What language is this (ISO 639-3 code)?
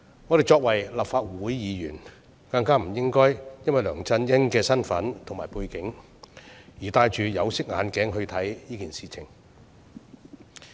yue